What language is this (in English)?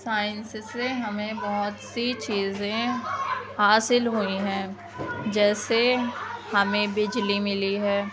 Urdu